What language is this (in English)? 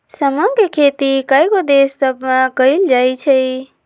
Magahi